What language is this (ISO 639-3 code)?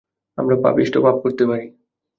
ben